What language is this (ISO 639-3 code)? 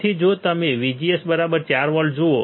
guj